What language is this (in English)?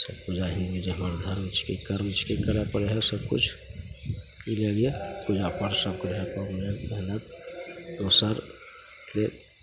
Maithili